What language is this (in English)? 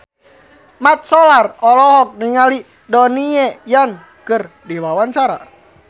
Sundanese